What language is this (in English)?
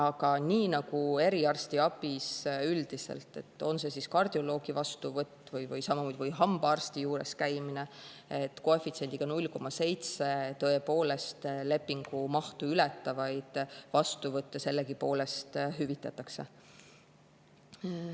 Estonian